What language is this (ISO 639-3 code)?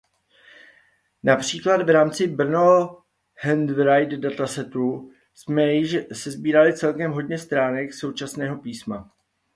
ces